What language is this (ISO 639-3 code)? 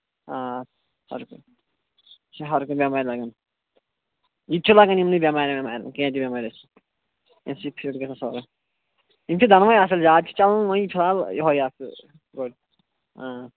kas